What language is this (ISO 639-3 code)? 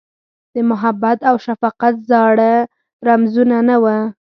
pus